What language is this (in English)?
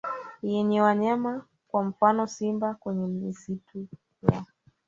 Swahili